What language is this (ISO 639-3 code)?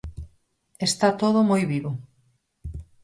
glg